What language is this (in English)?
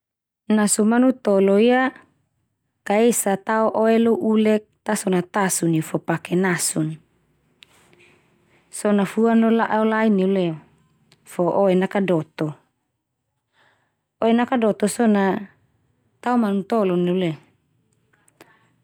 Termanu